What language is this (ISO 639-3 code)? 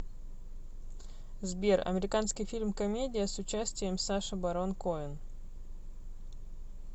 rus